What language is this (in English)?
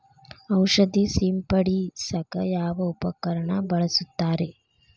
Kannada